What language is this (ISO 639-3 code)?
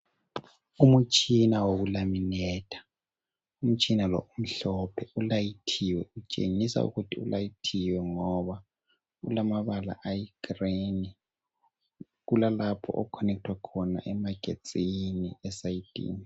nde